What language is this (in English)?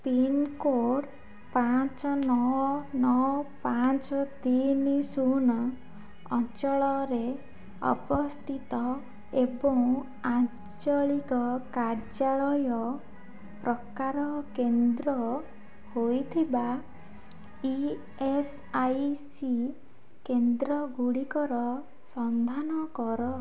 Odia